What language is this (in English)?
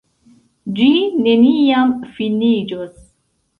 Esperanto